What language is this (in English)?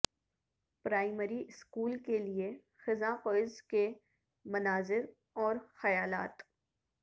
Urdu